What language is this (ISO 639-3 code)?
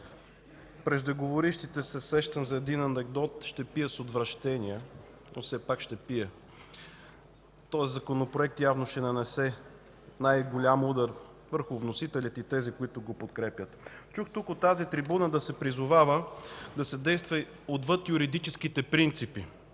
bul